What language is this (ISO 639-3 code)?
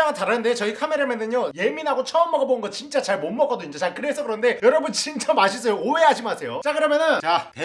kor